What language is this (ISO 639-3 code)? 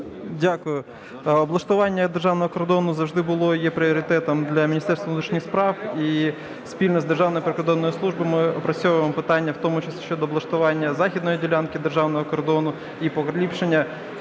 ukr